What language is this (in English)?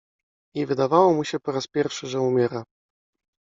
Polish